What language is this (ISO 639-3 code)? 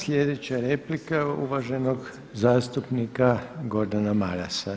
hrv